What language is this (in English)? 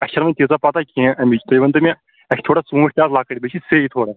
Kashmiri